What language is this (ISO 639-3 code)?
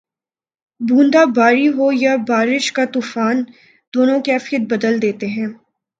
urd